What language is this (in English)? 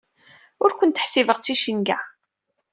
Kabyle